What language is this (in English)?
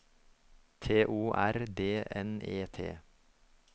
Norwegian